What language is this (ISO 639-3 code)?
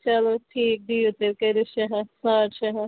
kas